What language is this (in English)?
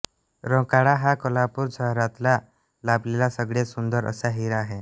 Marathi